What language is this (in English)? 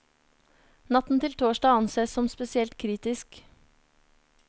Norwegian